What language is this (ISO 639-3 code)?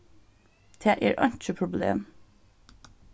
fao